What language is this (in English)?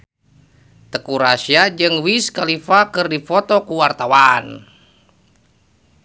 Sundanese